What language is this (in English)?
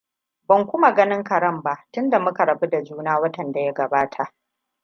Hausa